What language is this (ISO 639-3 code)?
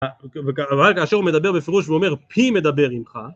heb